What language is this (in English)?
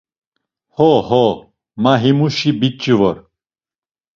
Laz